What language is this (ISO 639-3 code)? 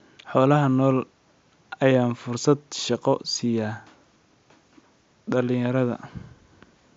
som